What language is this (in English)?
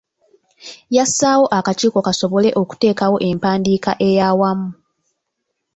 Ganda